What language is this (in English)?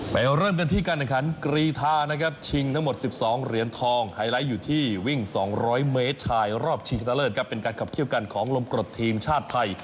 Thai